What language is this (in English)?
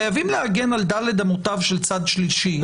Hebrew